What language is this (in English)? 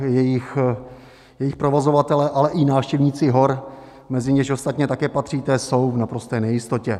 Czech